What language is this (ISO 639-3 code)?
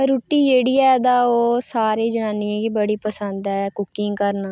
doi